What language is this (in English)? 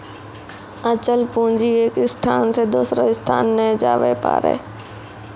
Maithili